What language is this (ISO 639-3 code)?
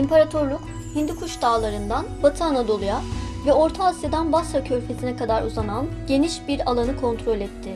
tur